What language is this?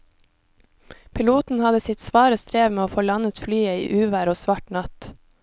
Norwegian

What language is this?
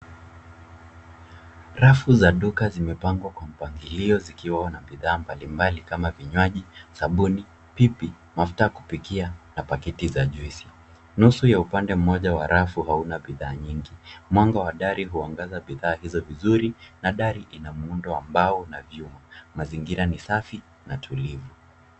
Swahili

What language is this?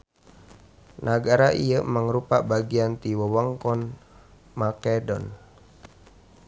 Sundanese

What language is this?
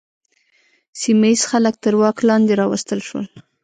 Pashto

